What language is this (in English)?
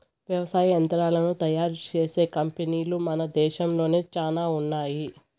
Telugu